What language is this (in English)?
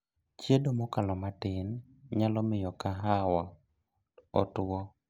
Luo (Kenya and Tanzania)